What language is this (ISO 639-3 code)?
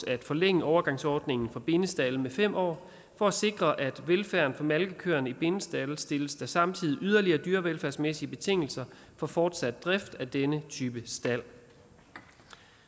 dan